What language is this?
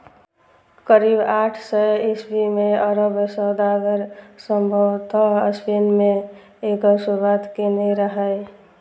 Maithili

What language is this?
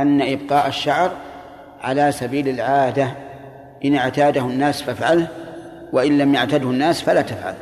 Arabic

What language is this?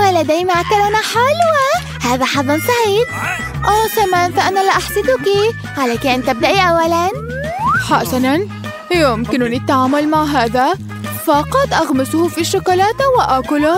Arabic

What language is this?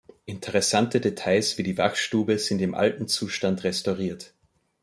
German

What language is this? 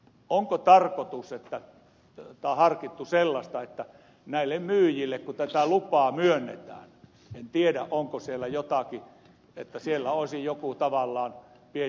Finnish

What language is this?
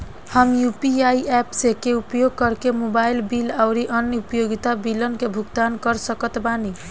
Bhojpuri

